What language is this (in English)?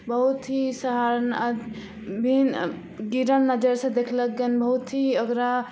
Maithili